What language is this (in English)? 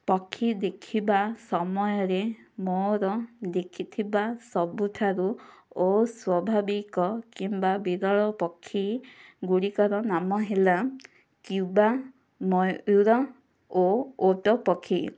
Odia